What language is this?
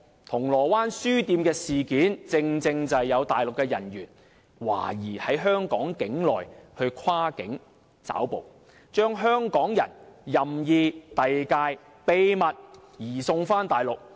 Cantonese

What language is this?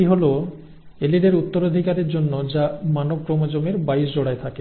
Bangla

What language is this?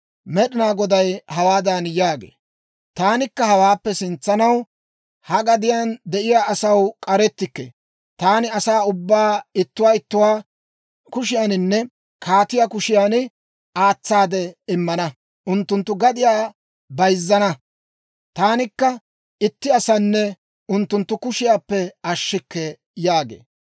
Dawro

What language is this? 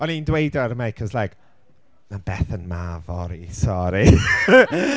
Welsh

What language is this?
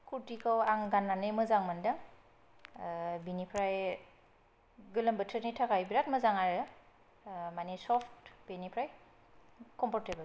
Bodo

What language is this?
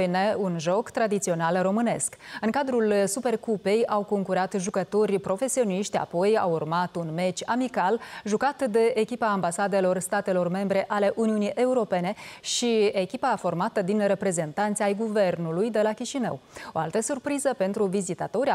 Romanian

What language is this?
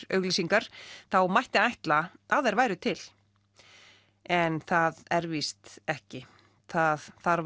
Icelandic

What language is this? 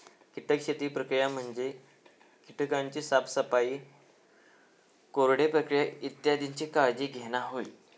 Marathi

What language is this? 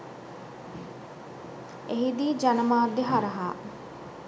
Sinhala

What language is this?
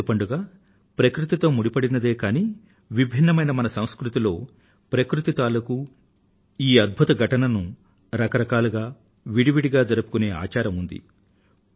Telugu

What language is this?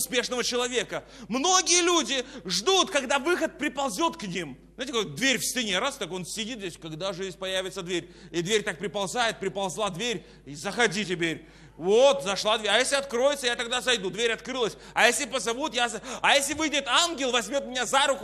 Russian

